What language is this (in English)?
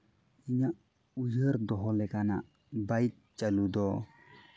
Santali